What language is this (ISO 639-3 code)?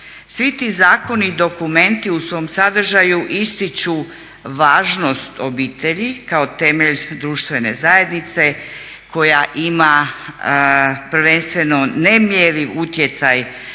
hrv